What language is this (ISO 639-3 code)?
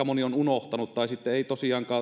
fin